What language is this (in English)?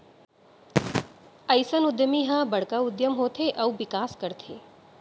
Chhattisgarhi